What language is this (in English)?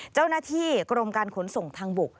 Thai